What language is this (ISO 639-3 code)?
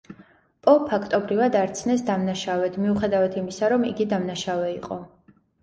kat